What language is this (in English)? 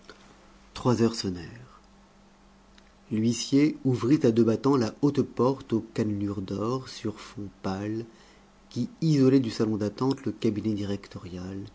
French